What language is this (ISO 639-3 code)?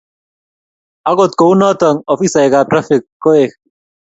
kln